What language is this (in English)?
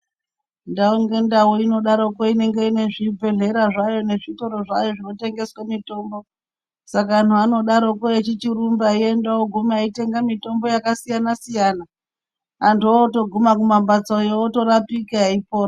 Ndau